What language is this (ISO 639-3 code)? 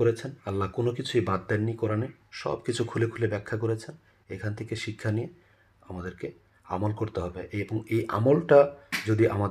ben